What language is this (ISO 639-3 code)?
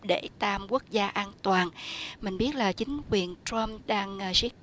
vie